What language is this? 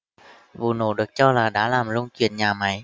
Vietnamese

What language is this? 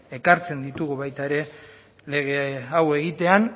Basque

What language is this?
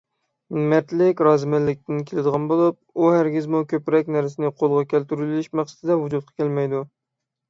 Uyghur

